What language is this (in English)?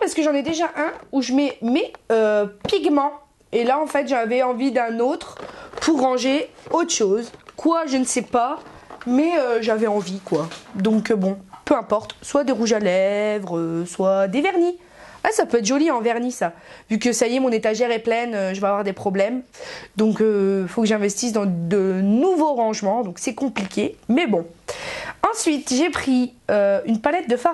French